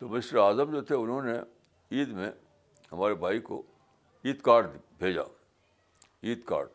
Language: Urdu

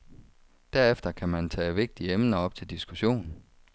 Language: Danish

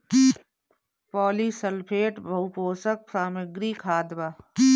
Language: Bhojpuri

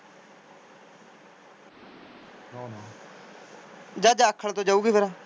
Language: Punjabi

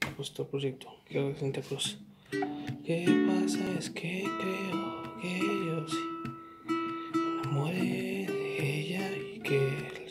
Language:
Spanish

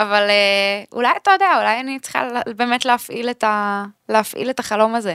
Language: Hebrew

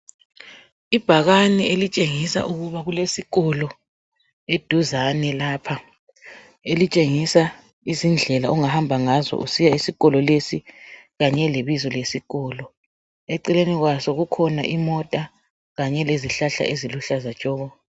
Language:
North Ndebele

